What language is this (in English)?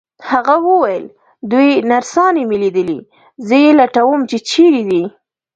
Pashto